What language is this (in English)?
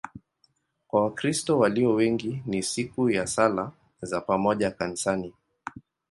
Swahili